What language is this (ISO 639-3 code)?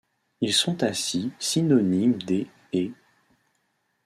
fra